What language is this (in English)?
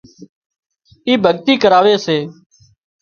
Wadiyara Koli